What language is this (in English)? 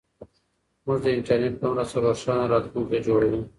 Pashto